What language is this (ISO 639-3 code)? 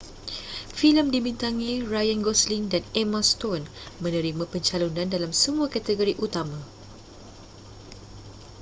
msa